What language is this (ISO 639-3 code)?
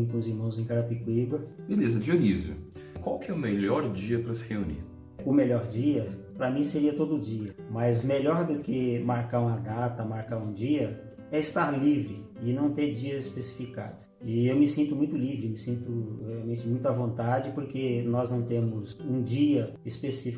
por